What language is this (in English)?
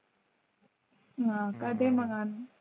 Marathi